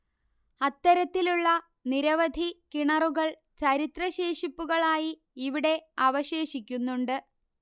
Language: Malayalam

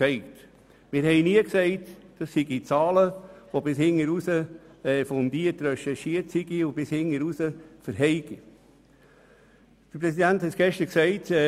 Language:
Swiss German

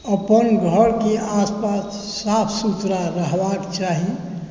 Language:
Maithili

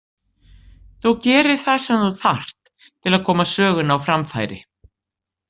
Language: Icelandic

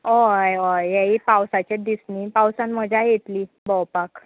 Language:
Konkani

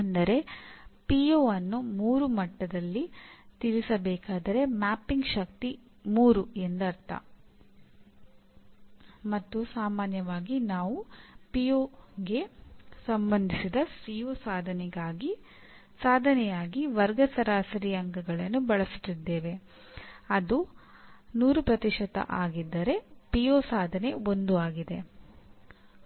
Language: Kannada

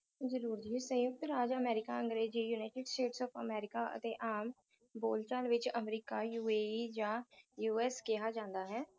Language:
Punjabi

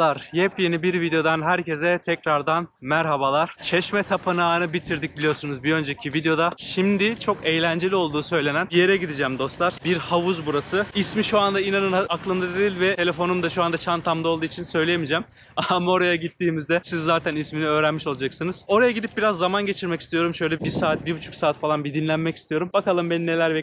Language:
Turkish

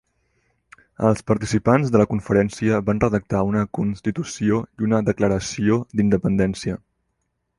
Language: Catalan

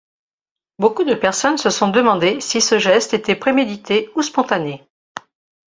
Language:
French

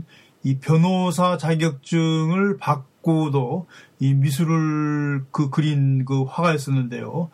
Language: Korean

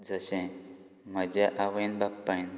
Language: Konkani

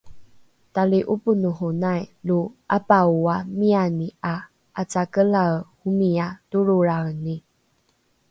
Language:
Rukai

